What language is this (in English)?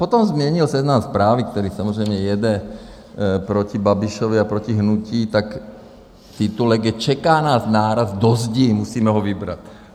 Czech